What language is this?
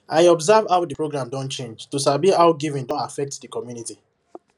Nigerian Pidgin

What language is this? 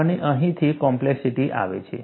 Gujarati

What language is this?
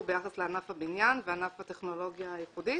Hebrew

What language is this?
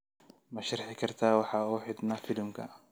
Somali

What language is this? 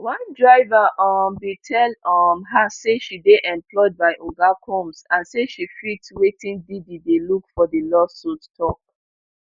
Nigerian Pidgin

